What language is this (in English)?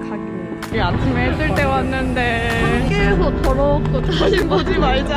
Korean